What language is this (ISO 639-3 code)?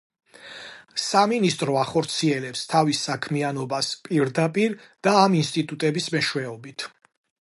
kat